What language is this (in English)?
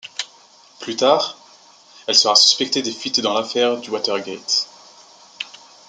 French